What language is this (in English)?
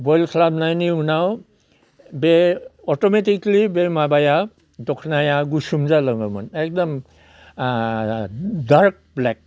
Bodo